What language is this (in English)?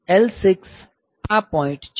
Gujarati